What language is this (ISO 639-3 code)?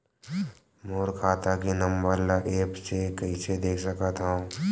hne